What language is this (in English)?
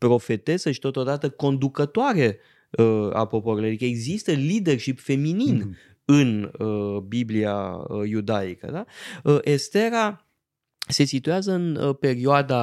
Romanian